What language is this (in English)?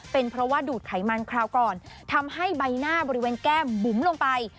Thai